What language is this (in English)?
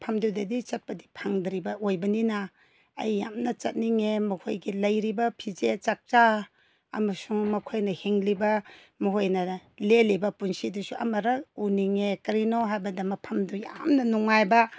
Manipuri